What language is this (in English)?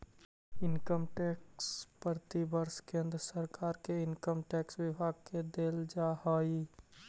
Magahi